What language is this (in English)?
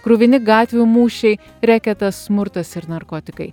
Lithuanian